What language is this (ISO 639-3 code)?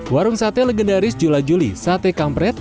ind